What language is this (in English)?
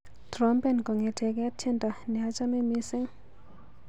Kalenjin